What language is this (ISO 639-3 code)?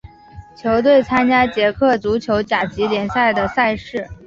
zho